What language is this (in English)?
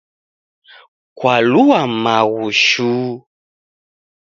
Taita